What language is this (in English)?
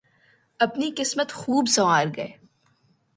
Urdu